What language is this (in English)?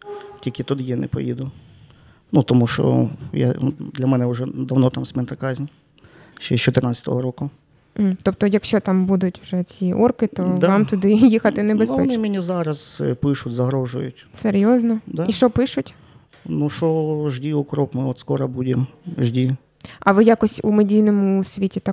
Ukrainian